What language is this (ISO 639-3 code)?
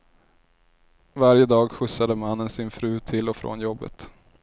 swe